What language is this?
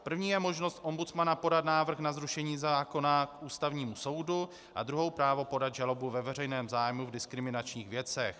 Czech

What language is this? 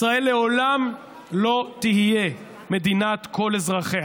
Hebrew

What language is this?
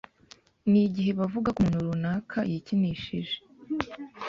Kinyarwanda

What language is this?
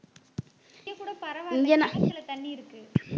Tamil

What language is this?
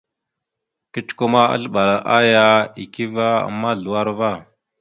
Mada (Cameroon)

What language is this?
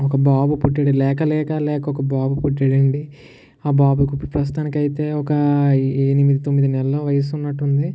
Telugu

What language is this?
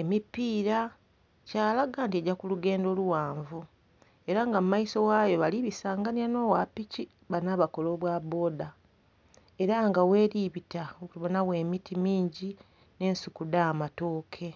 Soga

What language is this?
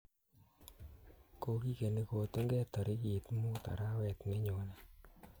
Kalenjin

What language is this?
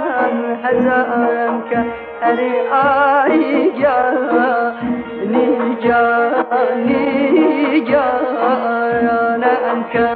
Persian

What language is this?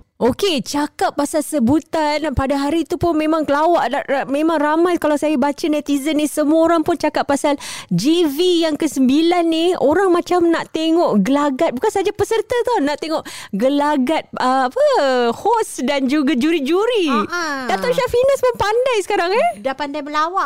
Malay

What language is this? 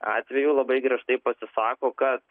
Lithuanian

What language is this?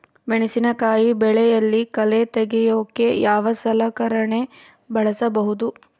Kannada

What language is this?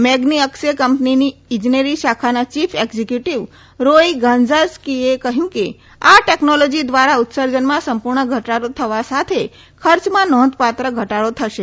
Gujarati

